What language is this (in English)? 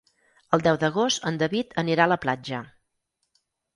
Catalan